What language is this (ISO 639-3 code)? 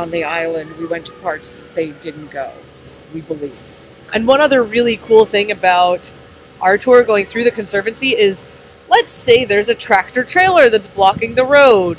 eng